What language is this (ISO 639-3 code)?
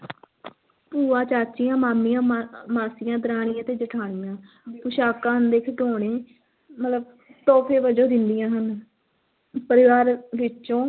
pan